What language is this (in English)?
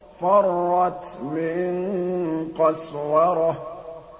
Arabic